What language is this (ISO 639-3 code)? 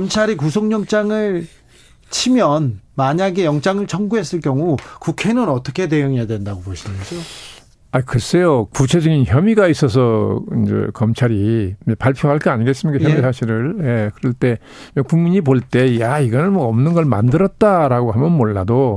kor